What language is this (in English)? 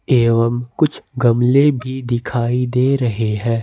Hindi